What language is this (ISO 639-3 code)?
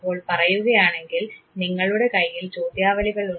mal